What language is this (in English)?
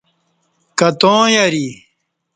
Kati